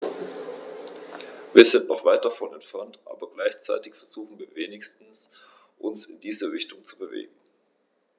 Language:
German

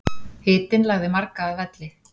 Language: Icelandic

